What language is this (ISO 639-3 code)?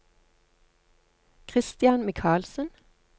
nor